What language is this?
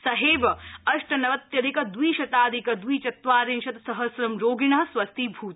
Sanskrit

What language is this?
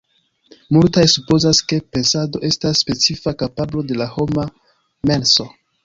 Esperanto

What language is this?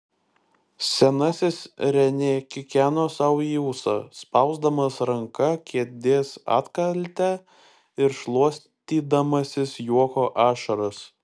Lithuanian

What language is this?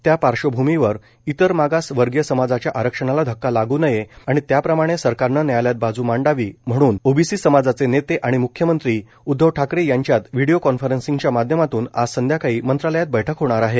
Marathi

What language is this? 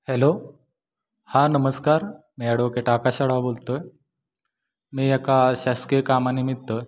Marathi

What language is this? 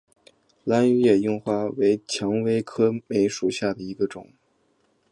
Chinese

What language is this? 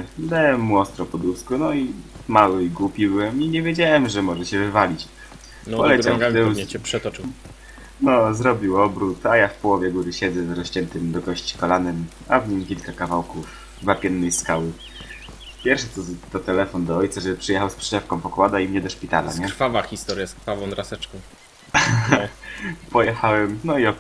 Polish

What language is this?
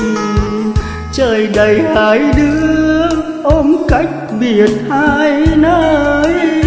Vietnamese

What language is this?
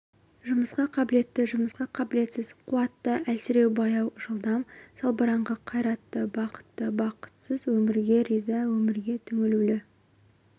Kazakh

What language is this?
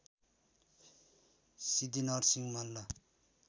Nepali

